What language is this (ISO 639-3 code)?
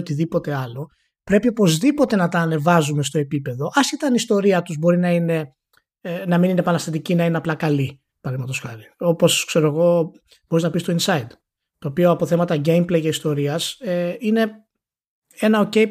ell